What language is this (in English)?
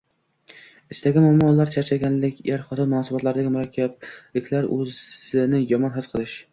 Uzbek